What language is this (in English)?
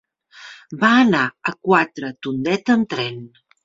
Catalan